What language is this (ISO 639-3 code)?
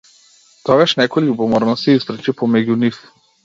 mkd